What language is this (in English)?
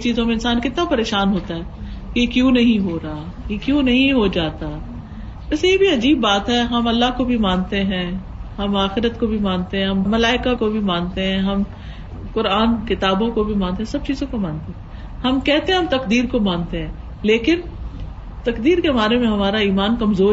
Urdu